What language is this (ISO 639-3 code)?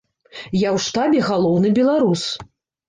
bel